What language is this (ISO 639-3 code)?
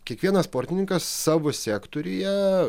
lit